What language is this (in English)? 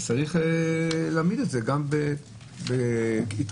Hebrew